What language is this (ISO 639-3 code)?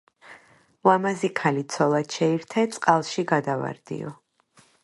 kat